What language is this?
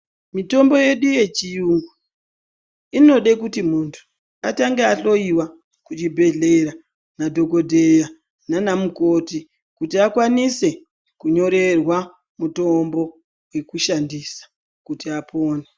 Ndau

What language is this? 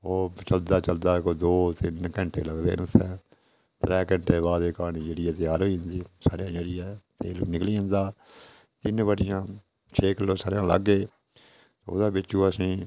Dogri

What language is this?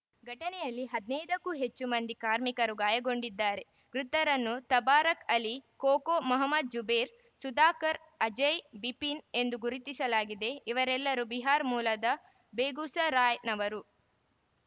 Kannada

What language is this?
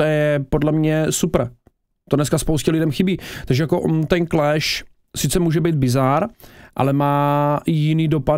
Czech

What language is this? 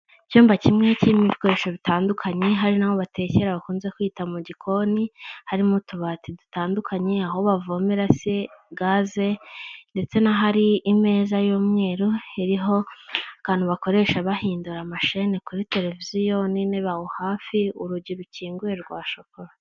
Kinyarwanda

